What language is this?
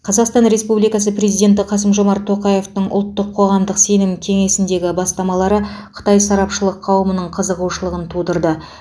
Kazakh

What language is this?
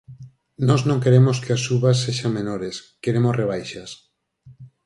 Galician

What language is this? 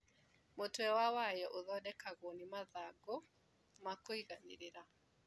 Kikuyu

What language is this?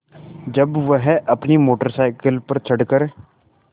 Hindi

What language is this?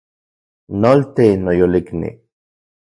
Central Puebla Nahuatl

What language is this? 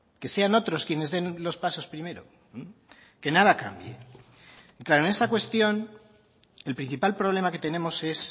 Spanish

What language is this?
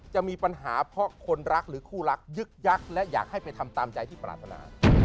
Thai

